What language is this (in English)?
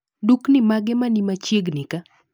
Luo (Kenya and Tanzania)